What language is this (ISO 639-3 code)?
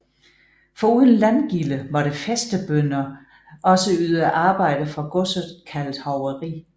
dan